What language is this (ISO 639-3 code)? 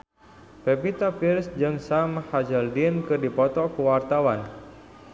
sun